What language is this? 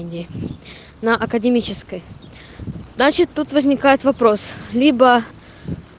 Russian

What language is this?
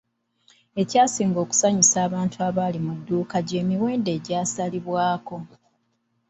Ganda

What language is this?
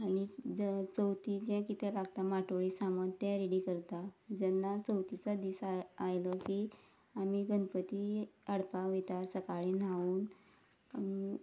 Konkani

